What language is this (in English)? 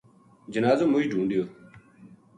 Gujari